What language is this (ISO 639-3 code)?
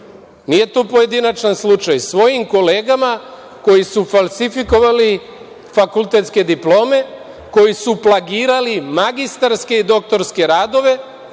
srp